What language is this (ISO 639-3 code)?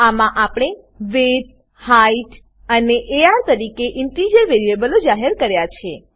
guj